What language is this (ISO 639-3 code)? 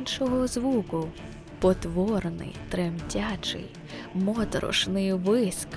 ukr